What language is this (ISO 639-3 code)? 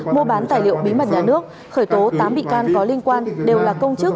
vie